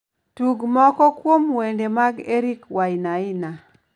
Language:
Luo (Kenya and Tanzania)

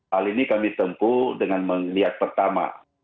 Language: Indonesian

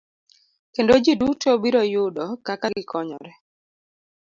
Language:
Luo (Kenya and Tanzania)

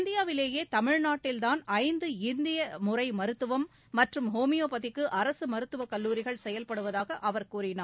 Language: Tamil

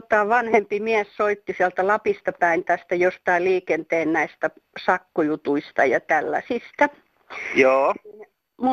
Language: Finnish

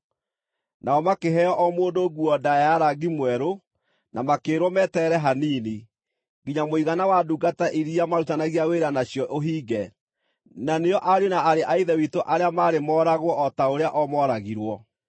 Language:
Kikuyu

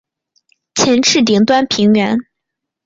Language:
Chinese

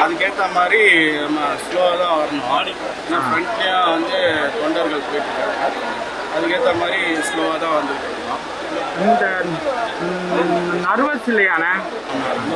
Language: Tamil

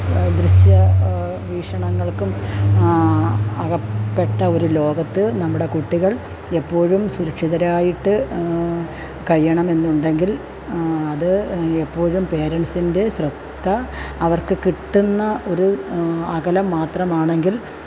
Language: Malayalam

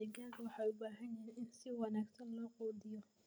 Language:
Somali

